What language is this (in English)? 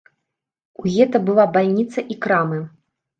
Belarusian